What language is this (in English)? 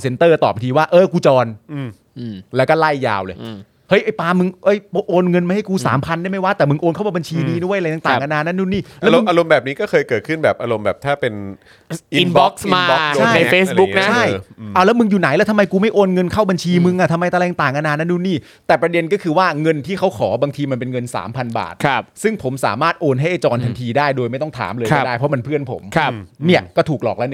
Thai